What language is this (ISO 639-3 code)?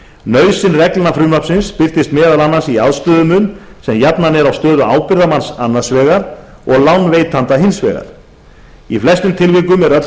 isl